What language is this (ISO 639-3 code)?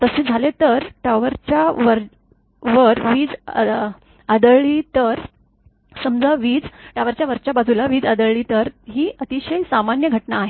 mar